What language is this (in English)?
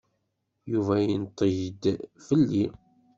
Kabyle